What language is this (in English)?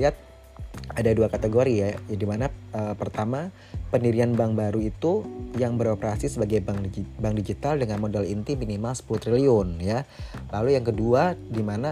Indonesian